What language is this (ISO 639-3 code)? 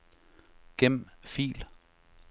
dan